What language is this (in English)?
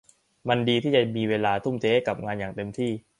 Thai